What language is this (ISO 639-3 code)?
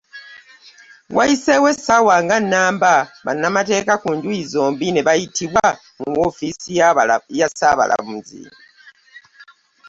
lug